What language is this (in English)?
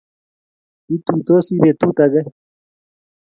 Kalenjin